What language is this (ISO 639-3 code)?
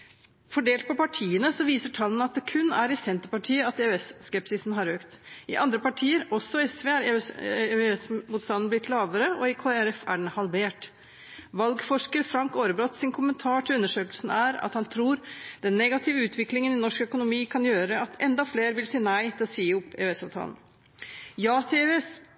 nob